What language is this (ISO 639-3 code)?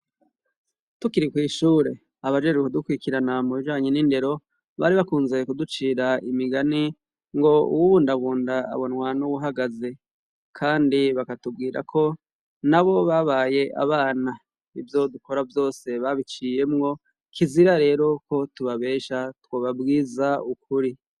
run